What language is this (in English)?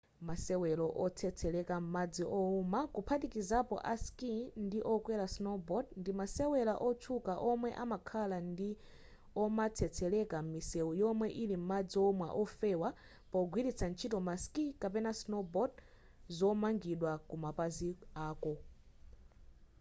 Nyanja